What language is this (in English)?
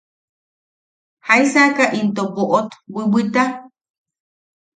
Yaqui